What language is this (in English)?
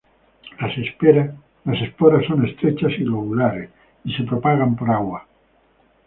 Spanish